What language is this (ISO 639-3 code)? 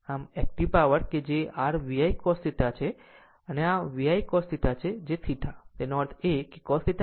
guj